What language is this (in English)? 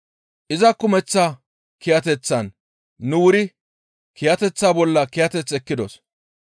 Gamo